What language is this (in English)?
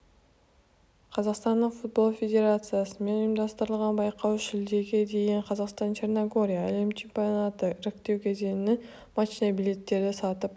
Kazakh